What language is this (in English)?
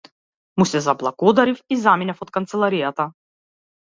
Macedonian